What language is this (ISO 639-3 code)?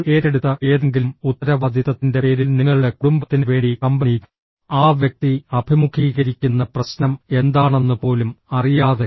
mal